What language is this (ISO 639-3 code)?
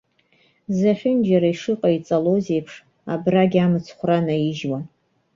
abk